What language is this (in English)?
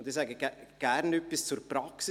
Swiss German